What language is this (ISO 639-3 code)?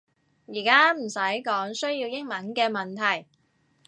yue